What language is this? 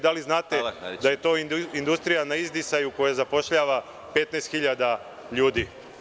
Serbian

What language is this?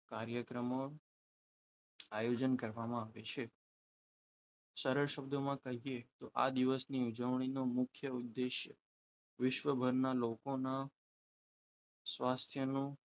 Gujarati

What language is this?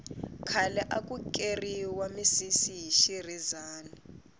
Tsonga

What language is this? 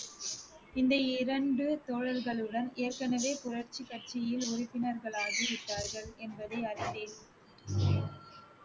Tamil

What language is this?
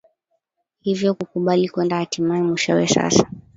Swahili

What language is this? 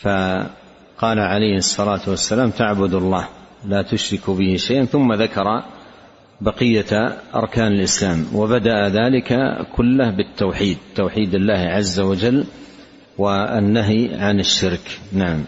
Arabic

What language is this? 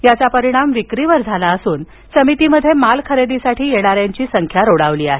Marathi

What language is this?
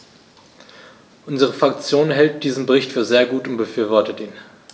German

